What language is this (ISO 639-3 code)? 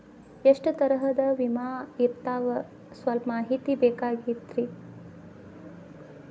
kan